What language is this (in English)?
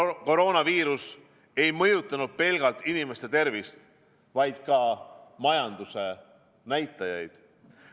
Estonian